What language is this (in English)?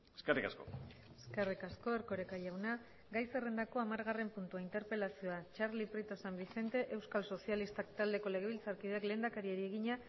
Basque